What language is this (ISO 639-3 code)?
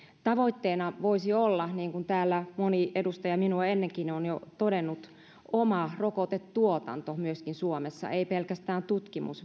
fin